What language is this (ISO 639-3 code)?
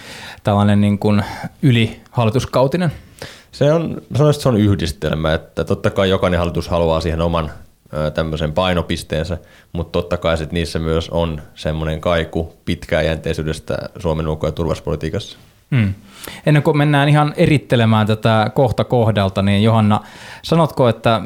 fin